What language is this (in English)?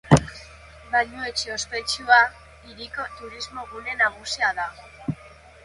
Basque